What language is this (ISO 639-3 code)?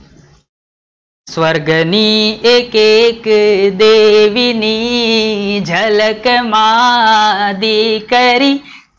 guj